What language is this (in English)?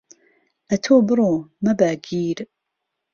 Central Kurdish